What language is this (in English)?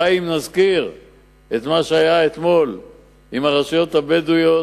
Hebrew